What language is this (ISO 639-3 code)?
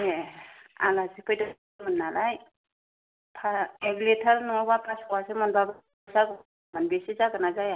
brx